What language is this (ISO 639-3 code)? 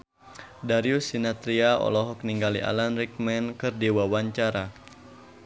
sun